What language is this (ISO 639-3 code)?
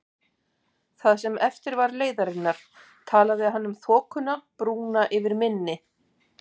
isl